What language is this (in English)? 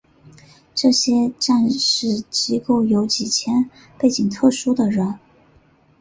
Chinese